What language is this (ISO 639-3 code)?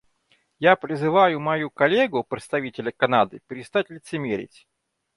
rus